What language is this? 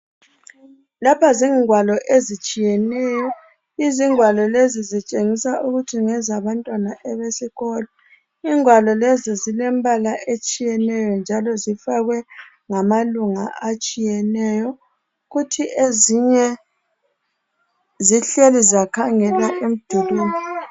North Ndebele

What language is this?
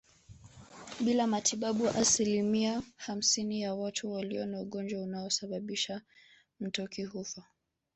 Swahili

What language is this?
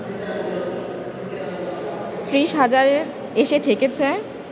Bangla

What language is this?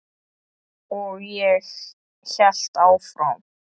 Icelandic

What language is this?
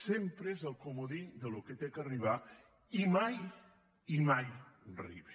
Catalan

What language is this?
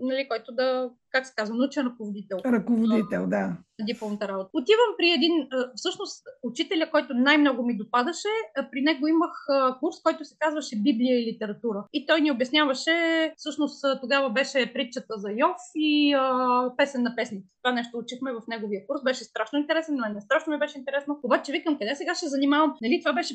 Bulgarian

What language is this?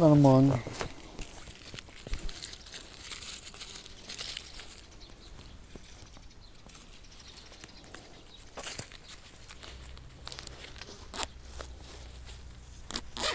Ukrainian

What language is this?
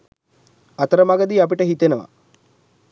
Sinhala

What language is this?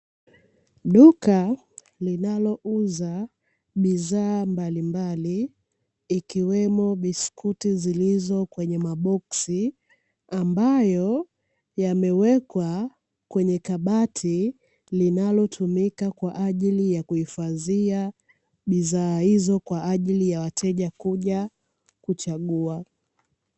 Swahili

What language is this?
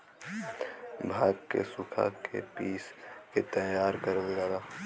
Bhojpuri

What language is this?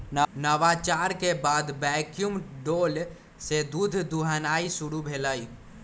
Magahi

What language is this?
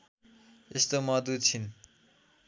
Nepali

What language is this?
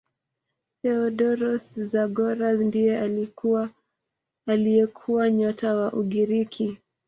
Swahili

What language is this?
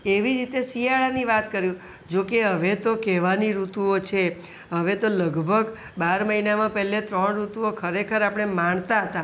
Gujarati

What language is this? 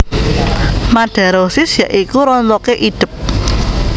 Javanese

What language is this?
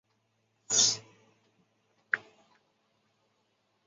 Chinese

